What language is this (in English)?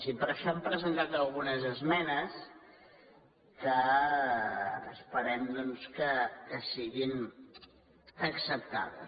Catalan